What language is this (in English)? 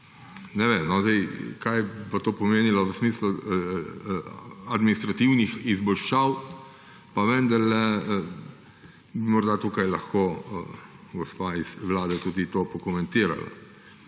Slovenian